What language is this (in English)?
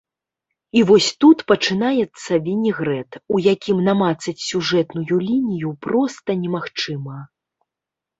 Belarusian